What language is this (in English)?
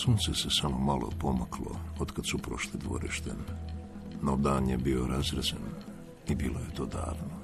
Croatian